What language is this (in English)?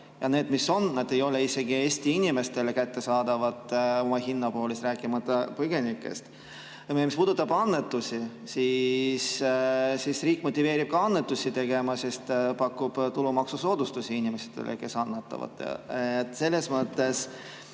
Estonian